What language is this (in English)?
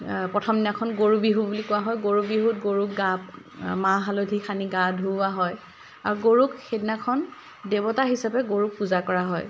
Assamese